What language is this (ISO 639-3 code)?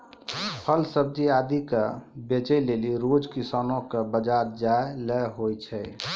mai